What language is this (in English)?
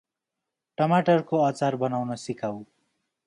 Nepali